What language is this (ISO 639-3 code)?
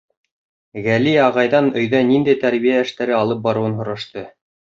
bak